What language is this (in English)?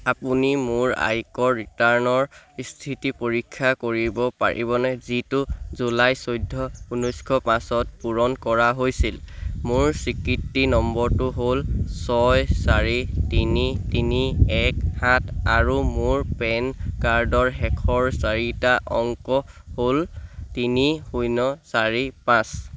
Assamese